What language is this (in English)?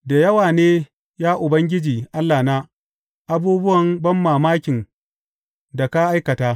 Hausa